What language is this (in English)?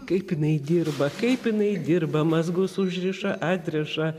Lithuanian